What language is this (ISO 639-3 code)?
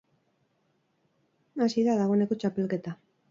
eus